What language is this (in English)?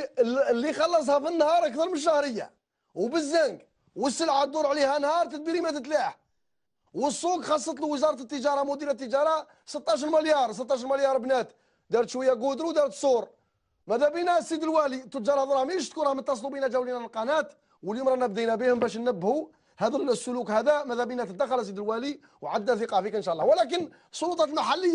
Arabic